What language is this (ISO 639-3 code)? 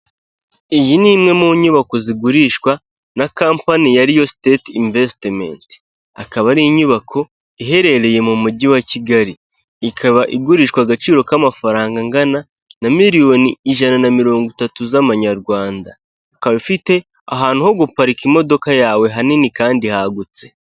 kin